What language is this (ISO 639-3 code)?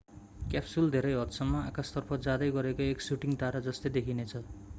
nep